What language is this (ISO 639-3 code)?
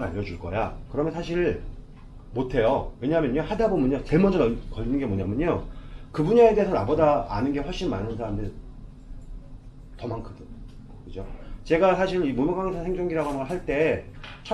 kor